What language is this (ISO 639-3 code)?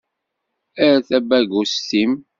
kab